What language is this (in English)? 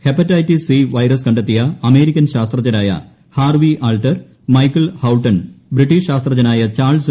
Malayalam